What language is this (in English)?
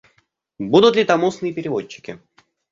Russian